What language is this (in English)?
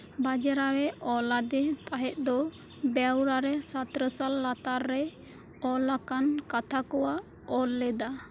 Santali